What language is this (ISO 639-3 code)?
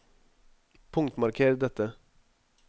nor